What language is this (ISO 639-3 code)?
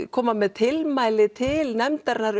isl